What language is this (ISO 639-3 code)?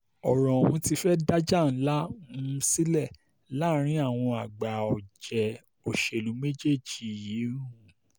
yor